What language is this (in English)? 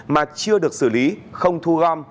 Vietnamese